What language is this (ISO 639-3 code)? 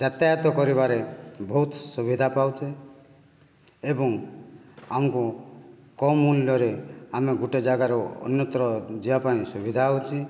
ori